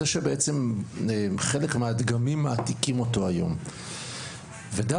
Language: Hebrew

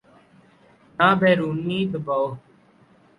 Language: Urdu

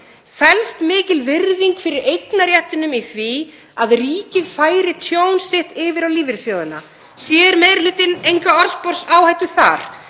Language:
Icelandic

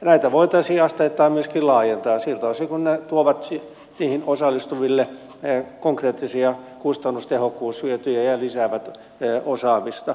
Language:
Finnish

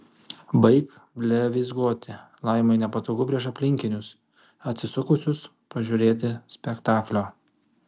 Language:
Lithuanian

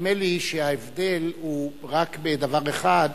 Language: Hebrew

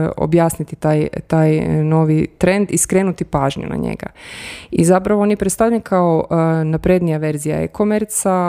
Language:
Croatian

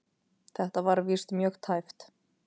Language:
Icelandic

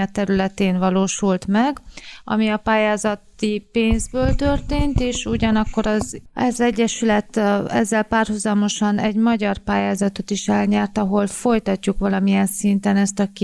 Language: Hungarian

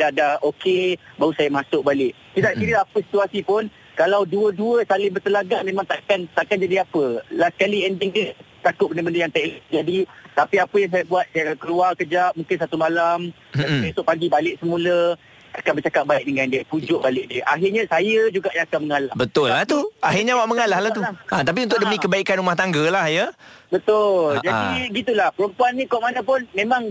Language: Malay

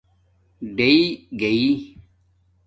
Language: Domaaki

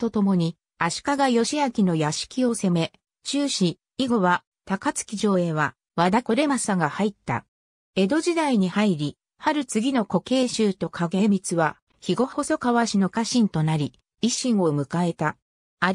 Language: Japanese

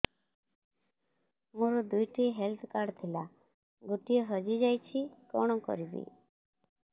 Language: Odia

